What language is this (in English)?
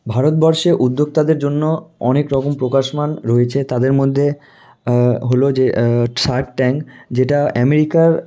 Bangla